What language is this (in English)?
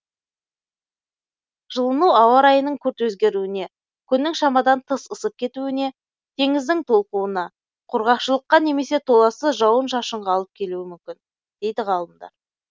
Kazakh